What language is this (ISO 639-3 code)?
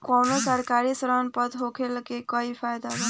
bho